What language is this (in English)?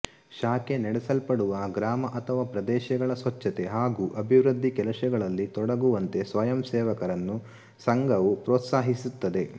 Kannada